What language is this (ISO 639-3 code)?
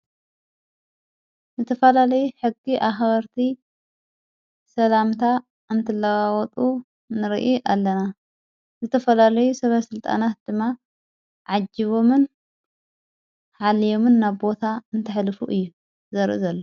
tir